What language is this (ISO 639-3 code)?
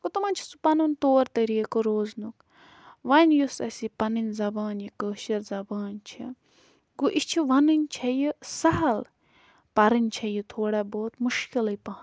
kas